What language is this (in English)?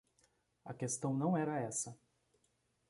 Portuguese